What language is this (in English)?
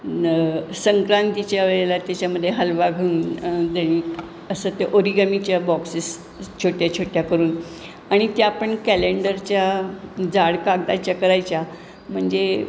Marathi